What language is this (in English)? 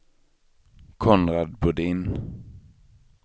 Swedish